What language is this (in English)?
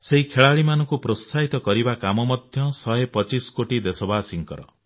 Odia